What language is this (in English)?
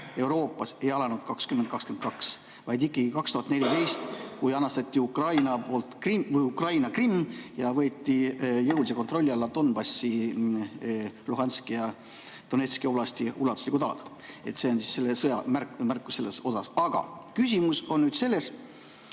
Estonian